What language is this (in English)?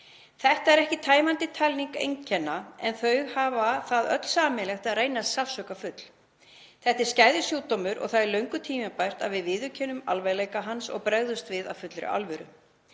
Icelandic